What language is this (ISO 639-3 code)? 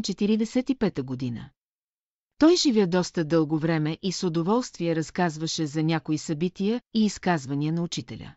bul